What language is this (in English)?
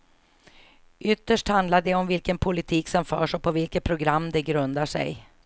Swedish